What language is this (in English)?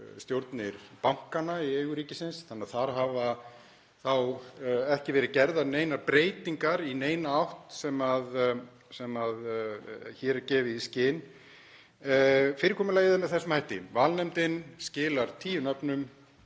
Icelandic